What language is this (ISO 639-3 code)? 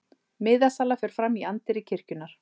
isl